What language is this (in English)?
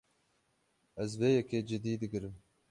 Kurdish